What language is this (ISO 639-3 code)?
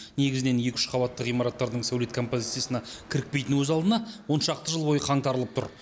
kaz